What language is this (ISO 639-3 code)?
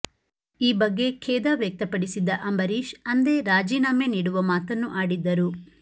kan